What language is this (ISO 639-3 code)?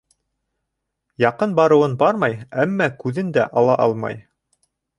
bak